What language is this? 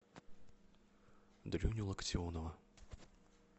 Russian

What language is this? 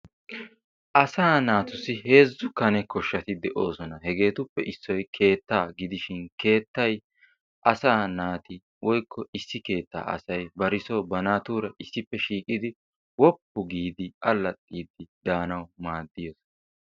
Wolaytta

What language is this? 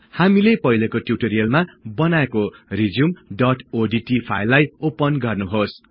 Nepali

